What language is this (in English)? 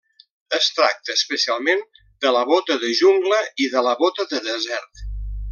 Catalan